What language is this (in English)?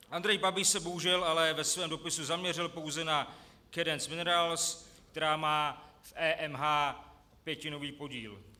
Czech